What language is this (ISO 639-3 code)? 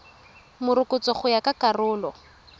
tsn